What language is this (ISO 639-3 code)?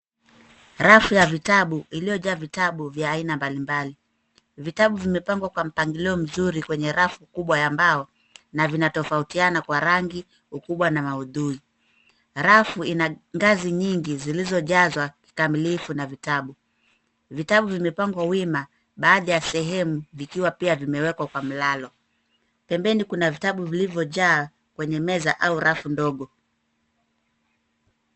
swa